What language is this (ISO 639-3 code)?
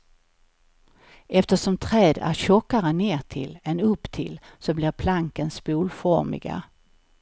swe